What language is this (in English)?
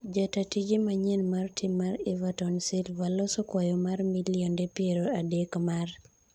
Luo (Kenya and Tanzania)